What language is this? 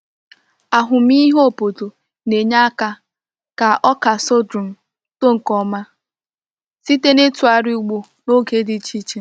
Igbo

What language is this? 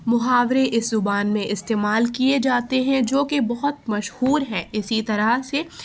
Urdu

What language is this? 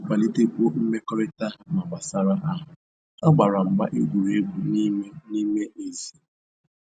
Igbo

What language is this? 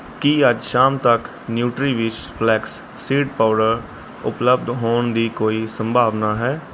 Punjabi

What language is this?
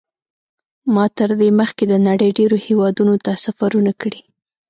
Pashto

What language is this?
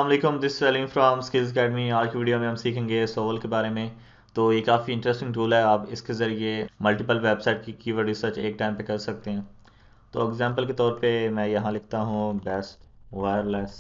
Hindi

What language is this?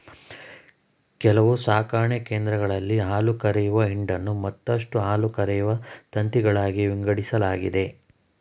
Kannada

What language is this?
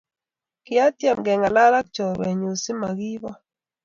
Kalenjin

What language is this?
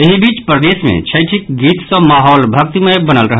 Maithili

